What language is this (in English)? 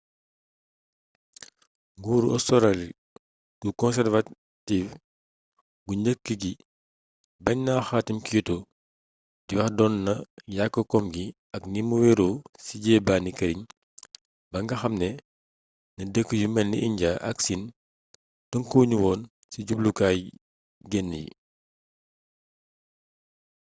Wolof